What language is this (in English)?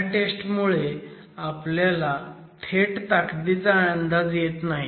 Marathi